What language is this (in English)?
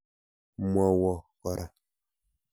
Kalenjin